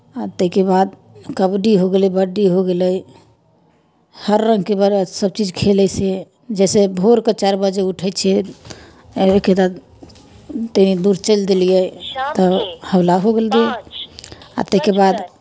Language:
Maithili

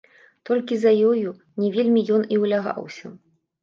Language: Belarusian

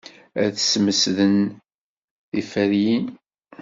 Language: Kabyle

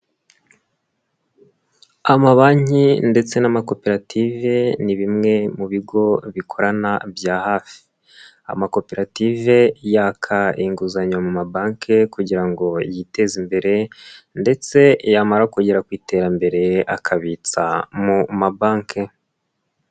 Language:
Kinyarwanda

